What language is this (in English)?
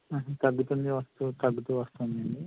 Telugu